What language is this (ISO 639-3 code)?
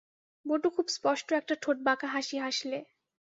ben